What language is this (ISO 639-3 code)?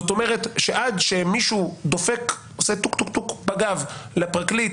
heb